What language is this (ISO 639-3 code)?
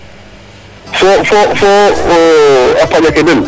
srr